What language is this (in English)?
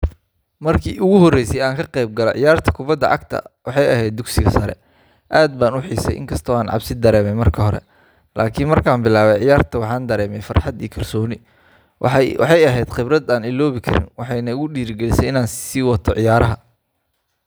Somali